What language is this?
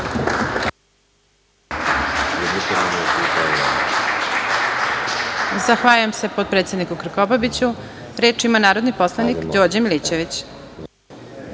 Serbian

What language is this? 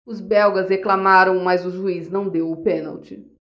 Portuguese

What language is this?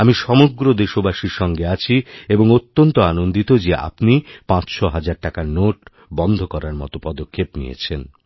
Bangla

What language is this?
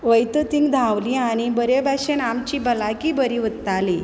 Konkani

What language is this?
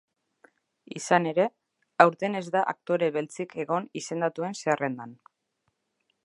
Basque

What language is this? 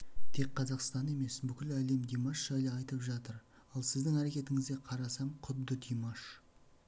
Kazakh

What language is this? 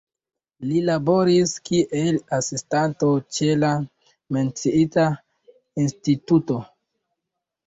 Esperanto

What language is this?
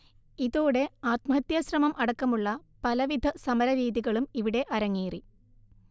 Malayalam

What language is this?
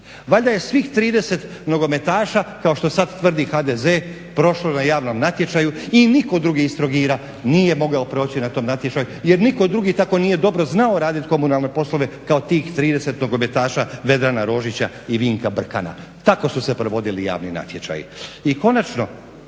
Croatian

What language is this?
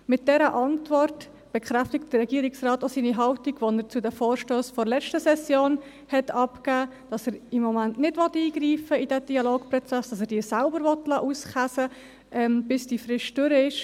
Swiss German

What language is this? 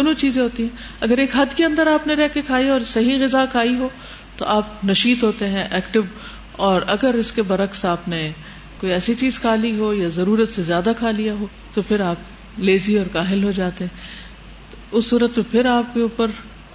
Urdu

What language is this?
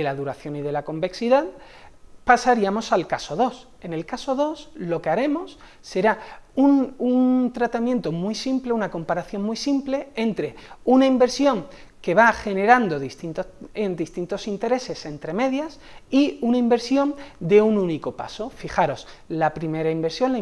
Spanish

